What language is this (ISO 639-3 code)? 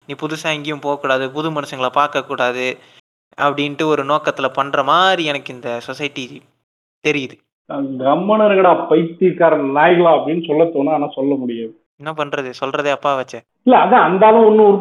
tam